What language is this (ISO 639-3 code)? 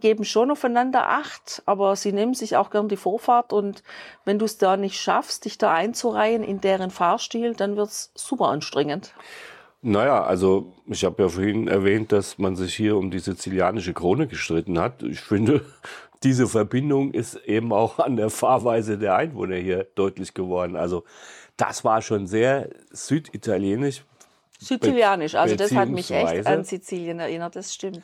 deu